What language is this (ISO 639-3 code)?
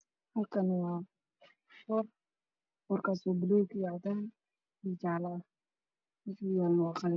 som